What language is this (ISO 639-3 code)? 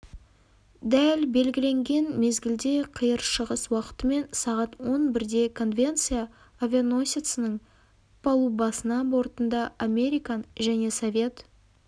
kaz